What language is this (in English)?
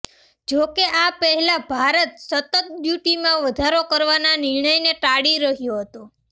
Gujarati